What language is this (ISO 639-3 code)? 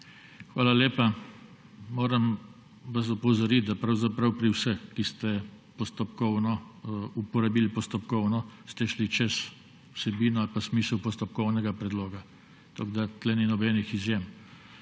slv